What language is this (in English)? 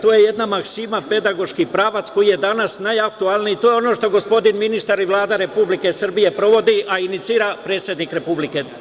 Serbian